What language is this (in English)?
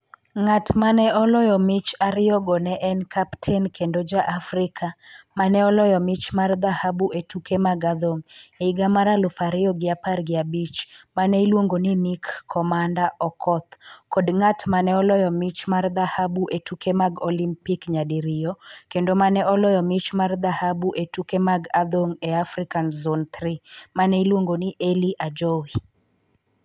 Luo (Kenya and Tanzania)